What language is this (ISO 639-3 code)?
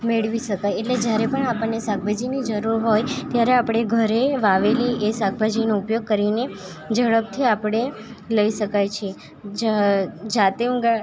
guj